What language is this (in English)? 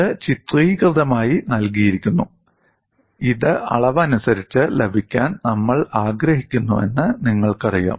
Malayalam